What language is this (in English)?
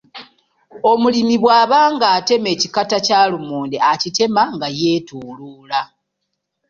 Ganda